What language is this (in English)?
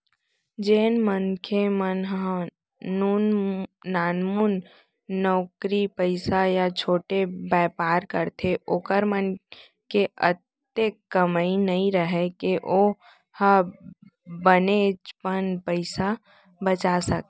Chhattisgarhi